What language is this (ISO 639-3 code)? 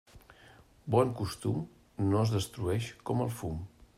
cat